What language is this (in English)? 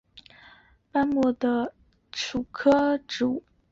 Chinese